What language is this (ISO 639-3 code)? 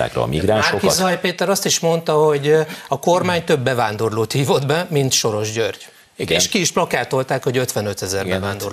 hun